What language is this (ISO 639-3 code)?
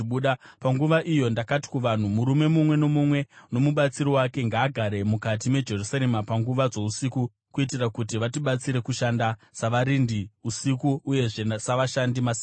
sna